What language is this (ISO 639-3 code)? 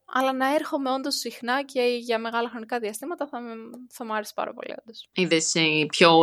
ell